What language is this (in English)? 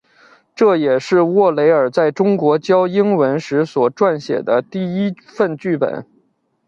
Chinese